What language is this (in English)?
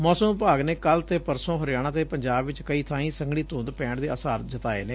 Punjabi